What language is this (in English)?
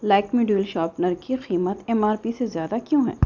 Urdu